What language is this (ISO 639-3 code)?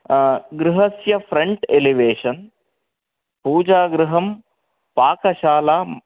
san